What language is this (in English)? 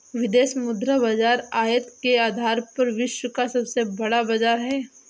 Hindi